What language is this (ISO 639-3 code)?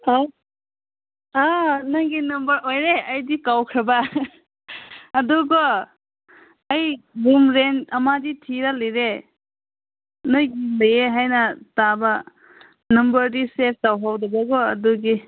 mni